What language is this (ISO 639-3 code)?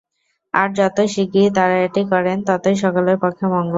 ben